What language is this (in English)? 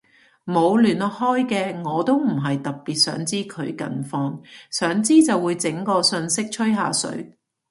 Cantonese